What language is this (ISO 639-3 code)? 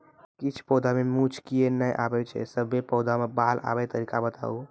mai